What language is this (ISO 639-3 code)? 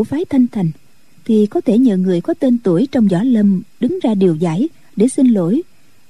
vie